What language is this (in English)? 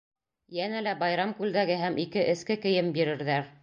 Bashkir